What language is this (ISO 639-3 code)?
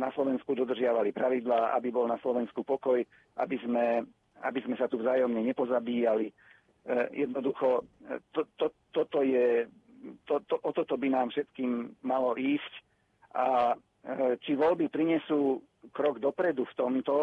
slk